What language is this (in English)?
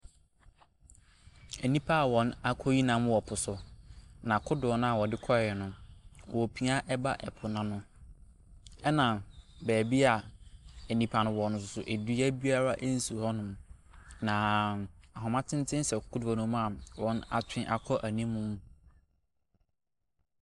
Akan